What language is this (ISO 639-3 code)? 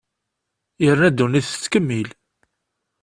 kab